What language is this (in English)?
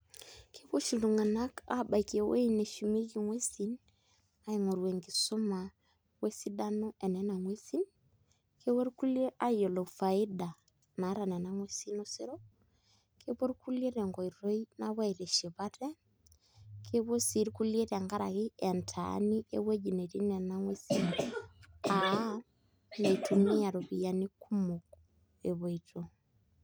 Masai